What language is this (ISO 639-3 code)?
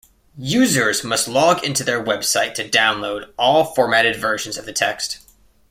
eng